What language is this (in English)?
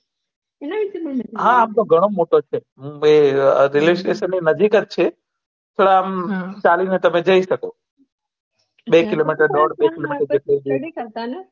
Gujarati